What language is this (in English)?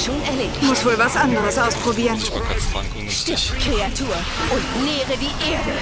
German